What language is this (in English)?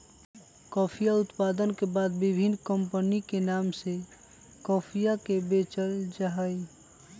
Magahi